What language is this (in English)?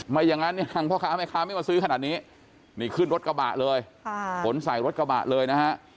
Thai